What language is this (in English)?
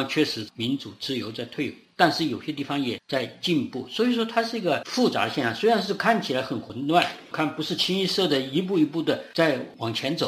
Chinese